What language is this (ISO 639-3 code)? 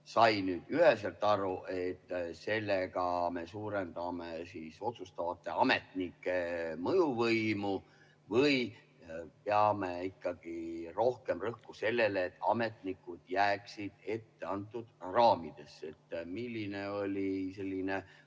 est